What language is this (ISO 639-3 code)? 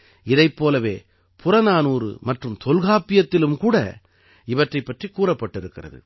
tam